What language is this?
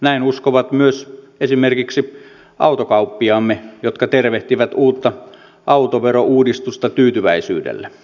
Finnish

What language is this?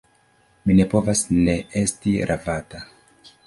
Esperanto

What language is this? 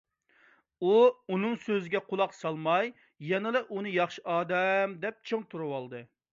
Uyghur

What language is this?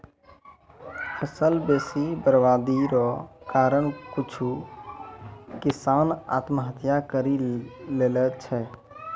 Maithili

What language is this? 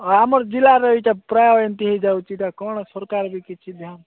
Odia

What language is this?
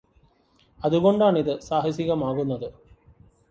Malayalam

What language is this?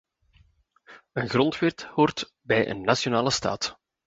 Dutch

